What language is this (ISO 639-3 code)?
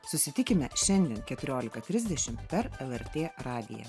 lit